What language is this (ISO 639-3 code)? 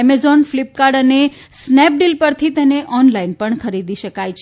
guj